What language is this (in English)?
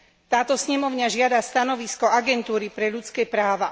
Slovak